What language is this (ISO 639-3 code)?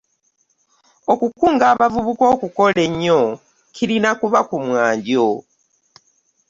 lug